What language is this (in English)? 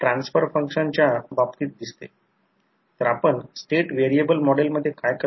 Marathi